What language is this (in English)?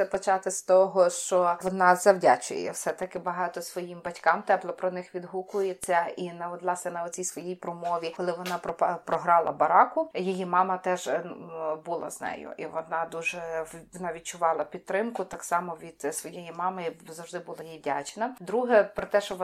Ukrainian